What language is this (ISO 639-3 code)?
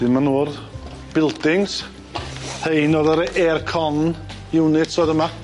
cym